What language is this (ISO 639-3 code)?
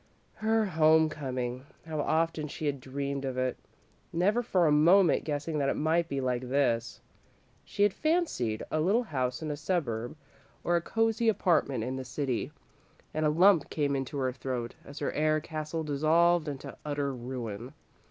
eng